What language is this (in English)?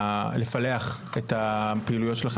Hebrew